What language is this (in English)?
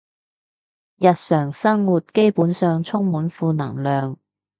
Cantonese